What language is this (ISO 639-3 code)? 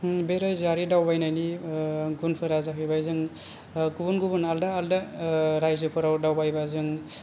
brx